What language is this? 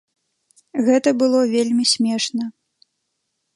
Belarusian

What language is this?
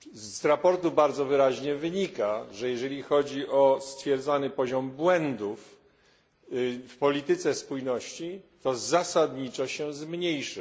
Polish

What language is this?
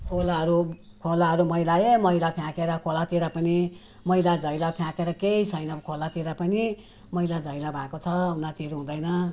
Nepali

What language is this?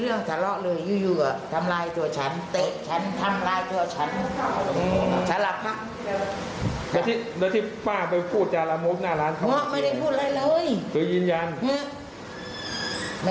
Thai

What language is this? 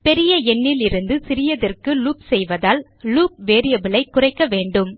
Tamil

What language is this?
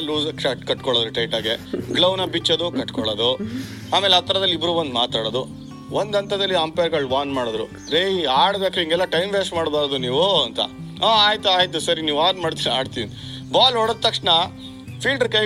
Kannada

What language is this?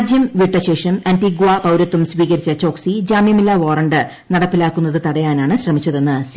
Malayalam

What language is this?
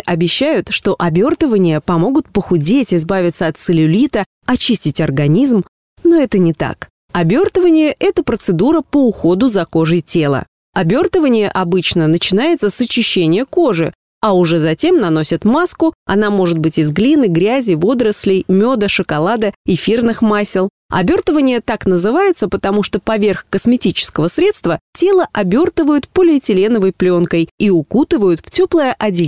Russian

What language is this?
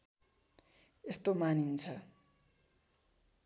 Nepali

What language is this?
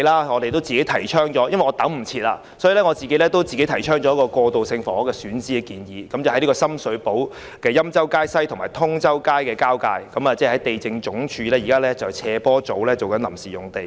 Cantonese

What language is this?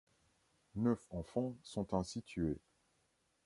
French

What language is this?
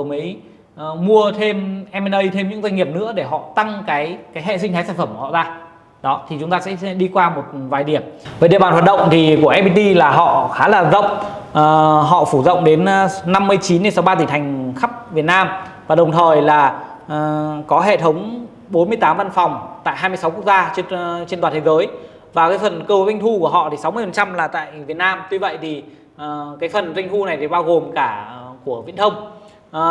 Vietnamese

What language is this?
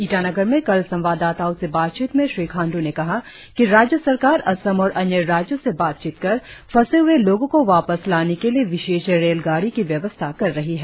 Hindi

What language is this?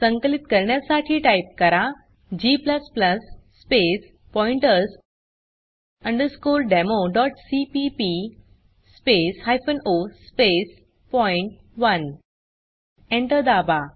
Marathi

